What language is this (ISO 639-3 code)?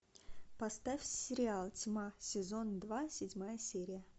rus